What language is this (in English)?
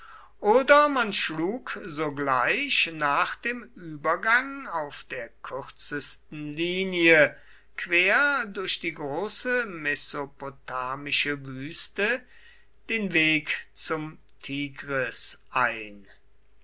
German